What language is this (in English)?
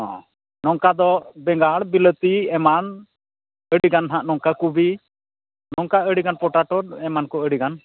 Santali